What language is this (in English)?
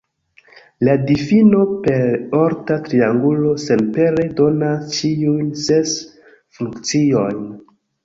Esperanto